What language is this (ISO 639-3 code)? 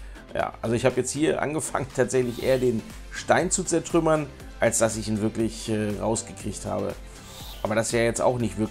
deu